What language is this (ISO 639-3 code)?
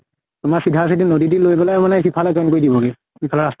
asm